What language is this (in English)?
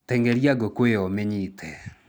Kikuyu